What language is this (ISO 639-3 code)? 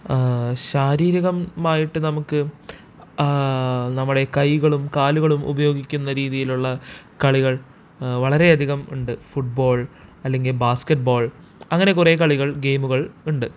mal